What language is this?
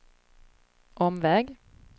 Swedish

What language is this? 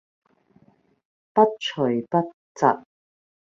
Cantonese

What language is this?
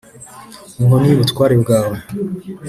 Kinyarwanda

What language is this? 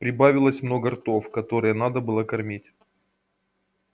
Russian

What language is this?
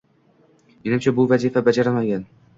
Uzbek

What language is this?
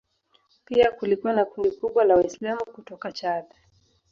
Swahili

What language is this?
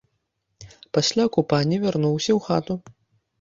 Belarusian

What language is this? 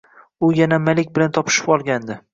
Uzbek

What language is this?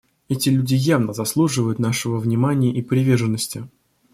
Russian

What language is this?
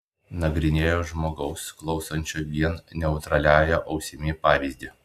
Lithuanian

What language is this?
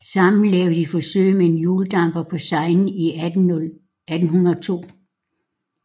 Danish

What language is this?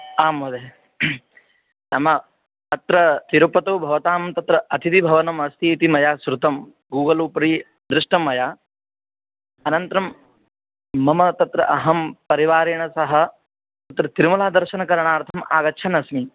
Sanskrit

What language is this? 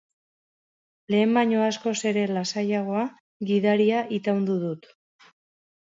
Basque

